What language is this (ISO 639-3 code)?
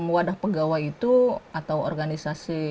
ind